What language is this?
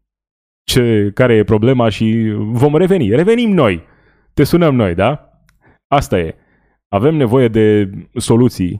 Romanian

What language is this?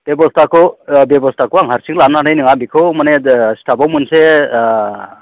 Bodo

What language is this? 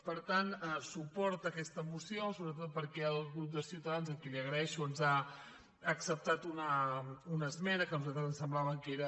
Catalan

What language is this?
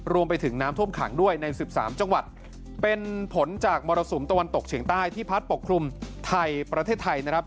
Thai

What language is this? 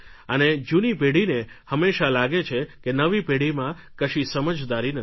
Gujarati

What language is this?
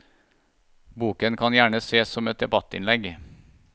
Norwegian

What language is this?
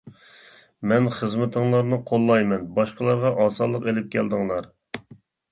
Uyghur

